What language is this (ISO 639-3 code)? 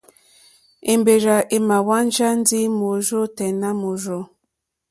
bri